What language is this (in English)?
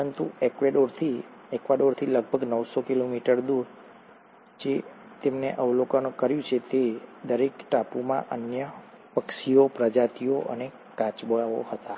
Gujarati